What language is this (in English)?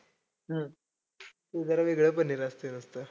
Marathi